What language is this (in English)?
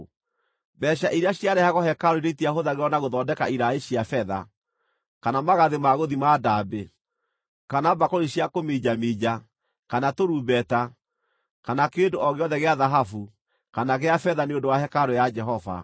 Kikuyu